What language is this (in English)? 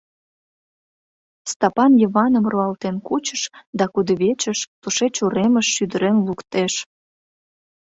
Mari